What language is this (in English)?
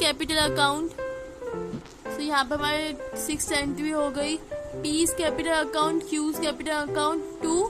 Hindi